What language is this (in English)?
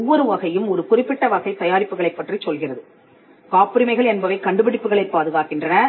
Tamil